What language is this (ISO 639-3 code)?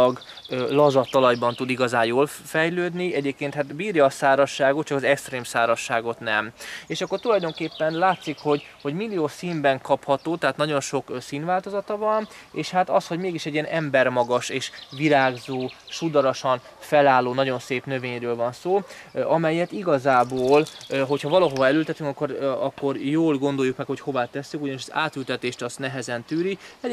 hun